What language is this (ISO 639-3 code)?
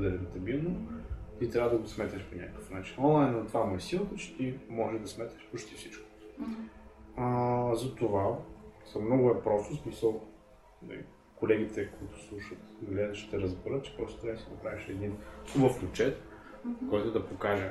bul